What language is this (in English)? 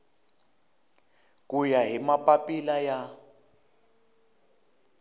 Tsonga